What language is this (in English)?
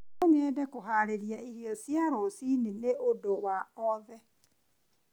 Kikuyu